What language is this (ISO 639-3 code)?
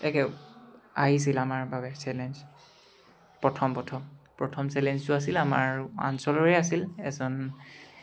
asm